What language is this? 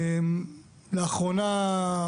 Hebrew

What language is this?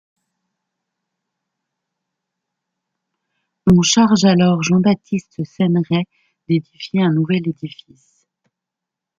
French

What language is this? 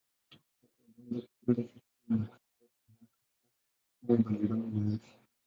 Swahili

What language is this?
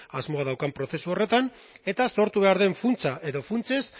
Basque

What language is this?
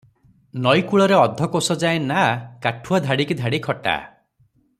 Odia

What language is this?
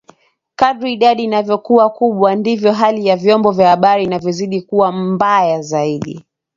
Swahili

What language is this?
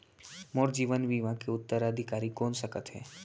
Chhattisgarhi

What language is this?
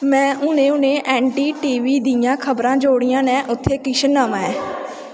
Dogri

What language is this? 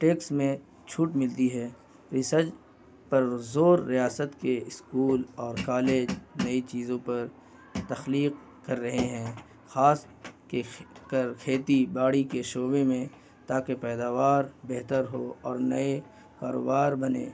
Urdu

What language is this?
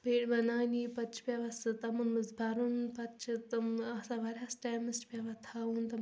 Kashmiri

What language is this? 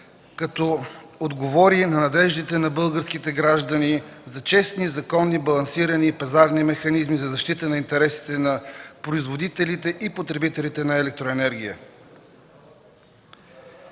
Bulgarian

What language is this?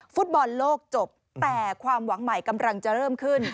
Thai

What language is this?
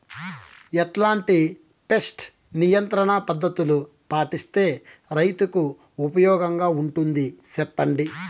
Telugu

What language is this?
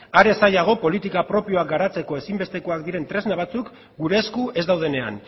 Basque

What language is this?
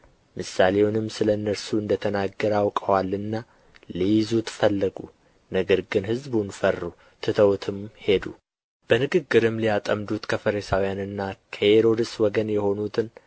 Amharic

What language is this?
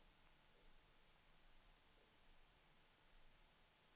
Swedish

